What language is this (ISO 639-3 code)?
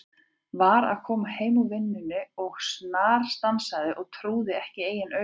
isl